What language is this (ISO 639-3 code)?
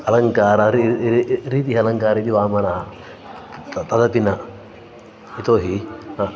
san